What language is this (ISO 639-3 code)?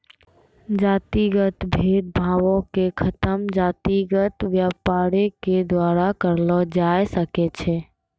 mai